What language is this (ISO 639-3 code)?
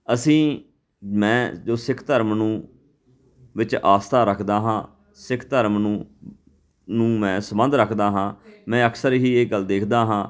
pan